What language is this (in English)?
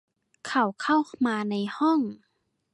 Thai